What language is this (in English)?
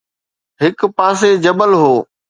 Sindhi